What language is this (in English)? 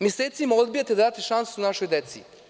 Serbian